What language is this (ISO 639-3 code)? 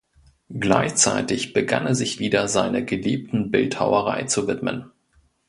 deu